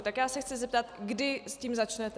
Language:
Czech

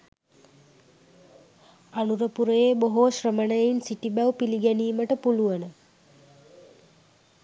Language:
Sinhala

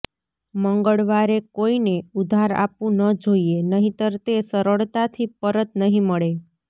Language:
Gujarati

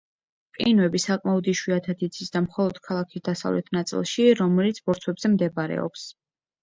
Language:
Georgian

